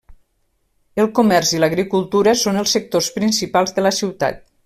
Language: Catalan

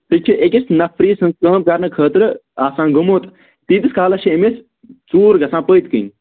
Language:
Kashmiri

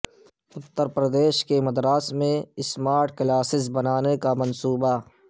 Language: Urdu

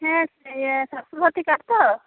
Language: Santali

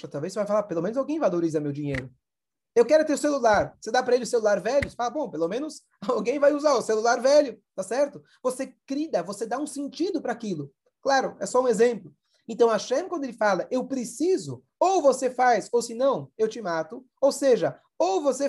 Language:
Portuguese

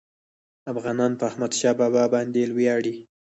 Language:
Pashto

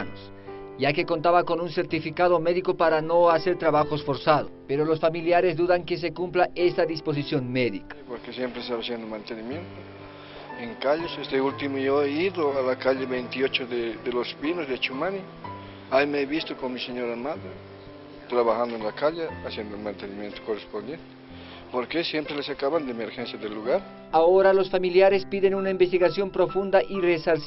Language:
Spanish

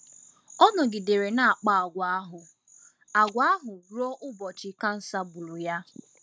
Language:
Igbo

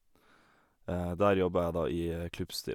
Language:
Norwegian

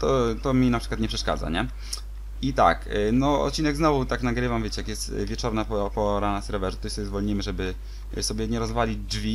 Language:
Polish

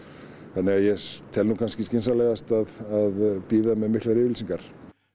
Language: Icelandic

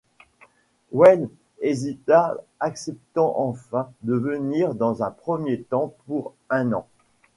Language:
French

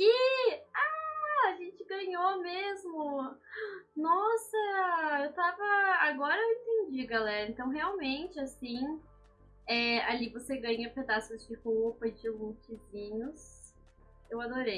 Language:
Portuguese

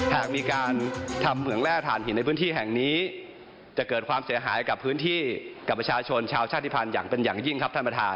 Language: Thai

